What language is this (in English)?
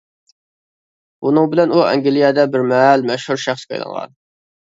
Uyghur